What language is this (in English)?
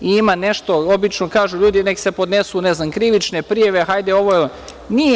Serbian